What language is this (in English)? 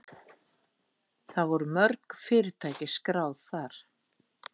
Icelandic